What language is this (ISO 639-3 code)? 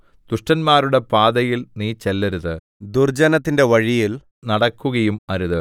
mal